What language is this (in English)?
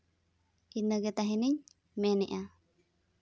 Santali